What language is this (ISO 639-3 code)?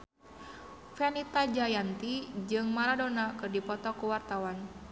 sun